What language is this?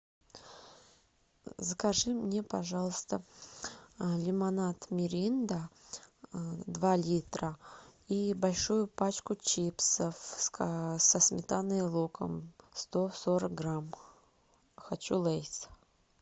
Russian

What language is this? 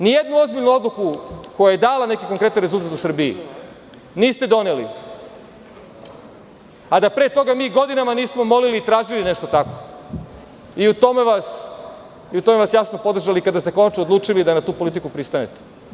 Serbian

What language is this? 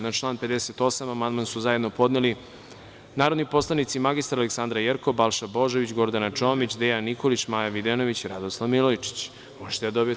Serbian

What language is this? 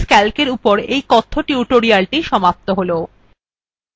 Bangla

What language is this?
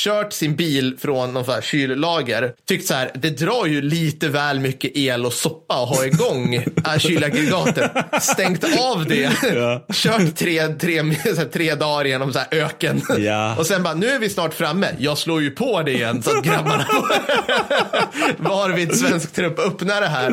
Swedish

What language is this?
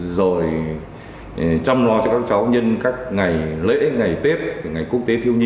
Vietnamese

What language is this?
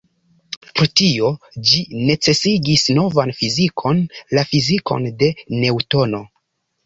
Esperanto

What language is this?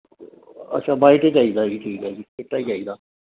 Punjabi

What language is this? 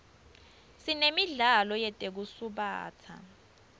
Swati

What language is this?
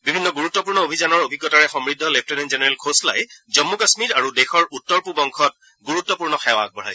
Assamese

